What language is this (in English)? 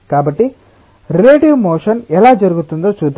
Telugu